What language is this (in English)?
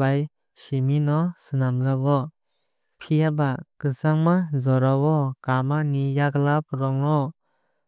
Kok Borok